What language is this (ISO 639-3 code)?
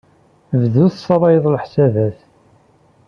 kab